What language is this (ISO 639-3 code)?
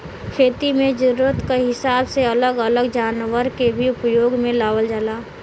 bho